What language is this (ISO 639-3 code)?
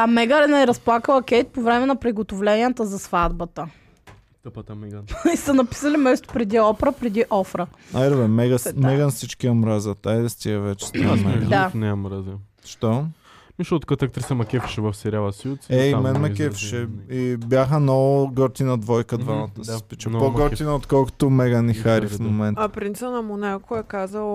bul